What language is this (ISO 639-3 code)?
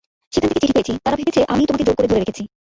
ben